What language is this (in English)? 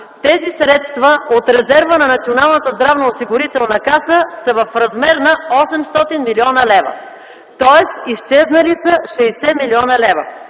Bulgarian